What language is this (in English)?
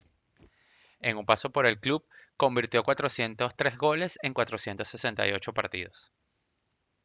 Spanish